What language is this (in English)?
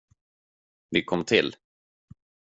Swedish